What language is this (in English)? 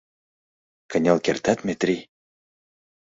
Mari